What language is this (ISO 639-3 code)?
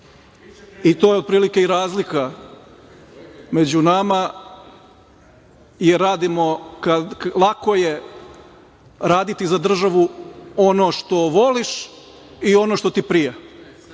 srp